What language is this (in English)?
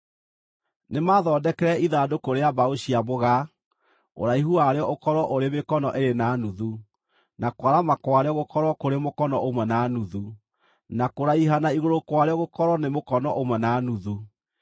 Kikuyu